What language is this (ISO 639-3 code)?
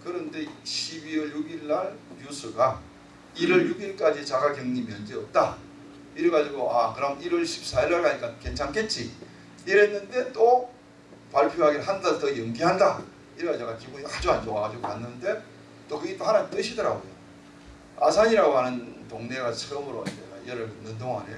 kor